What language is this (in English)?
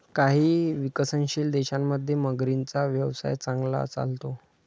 Marathi